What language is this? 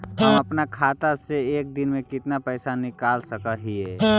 Magahi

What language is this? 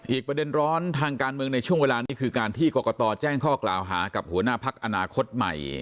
Thai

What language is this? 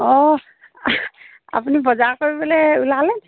Assamese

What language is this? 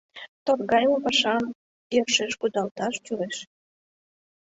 Mari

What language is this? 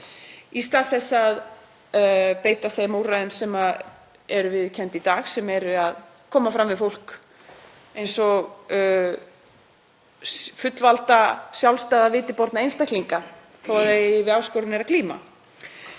Icelandic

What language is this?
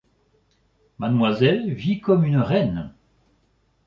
French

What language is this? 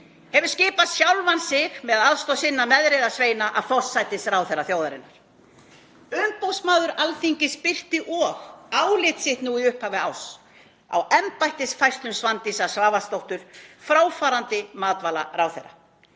Icelandic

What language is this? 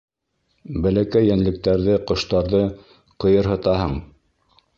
Bashkir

